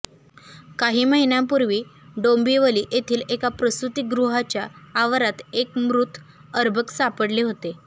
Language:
Marathi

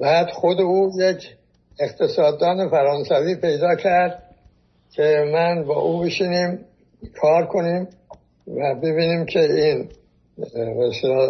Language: Persian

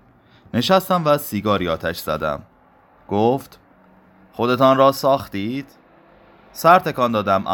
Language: Persian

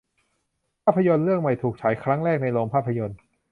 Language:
Thai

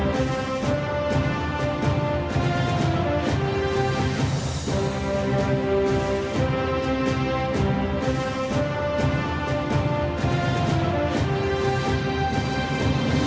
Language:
Vietnamese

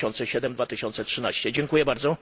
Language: Polish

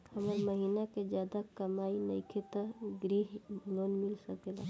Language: Bhojpuri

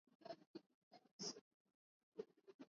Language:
English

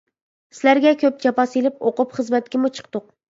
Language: Uyghur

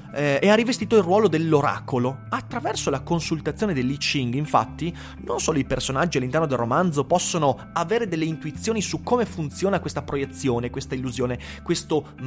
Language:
Italian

